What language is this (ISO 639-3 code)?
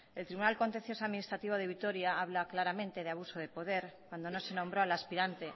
spa